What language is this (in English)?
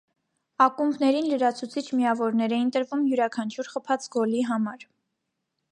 Armenian